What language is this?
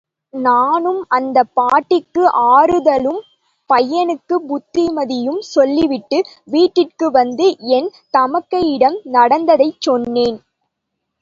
Tamil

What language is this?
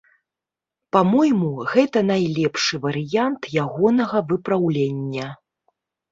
Belarusian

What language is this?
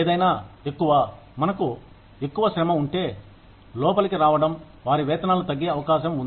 Telugu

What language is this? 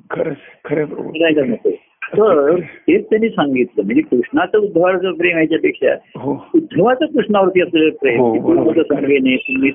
Marathi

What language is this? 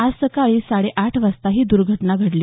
Marathi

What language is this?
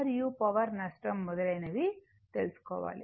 Telugu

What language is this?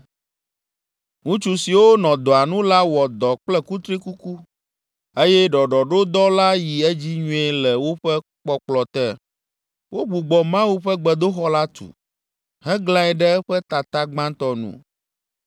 Ewe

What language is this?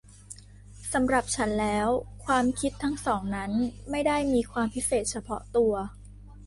Thai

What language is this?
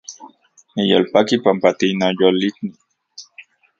Central Puebla Nahuatl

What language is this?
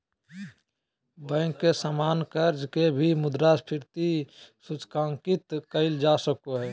Magahi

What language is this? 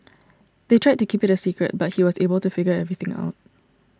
English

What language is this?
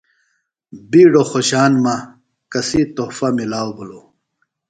Phalura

